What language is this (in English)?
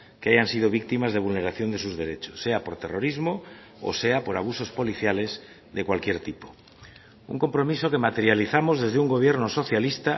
Spanish